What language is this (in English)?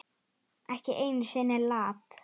Icelandic